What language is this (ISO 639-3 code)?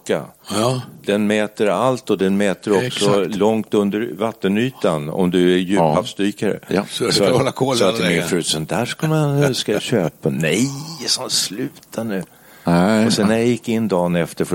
swe